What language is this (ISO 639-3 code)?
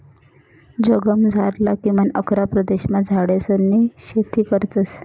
mar